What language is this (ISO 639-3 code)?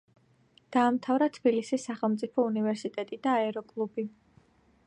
kat